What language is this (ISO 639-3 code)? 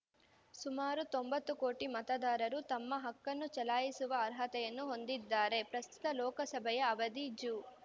kan